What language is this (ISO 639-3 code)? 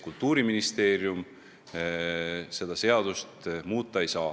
est